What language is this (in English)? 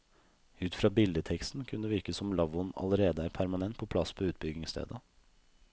Norwegian